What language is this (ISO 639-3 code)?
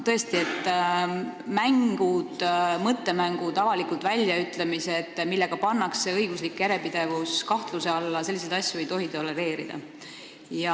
est